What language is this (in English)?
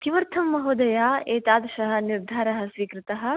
Sanskrit